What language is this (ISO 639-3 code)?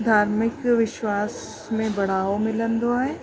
snd